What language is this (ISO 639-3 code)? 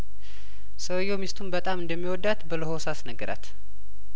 amh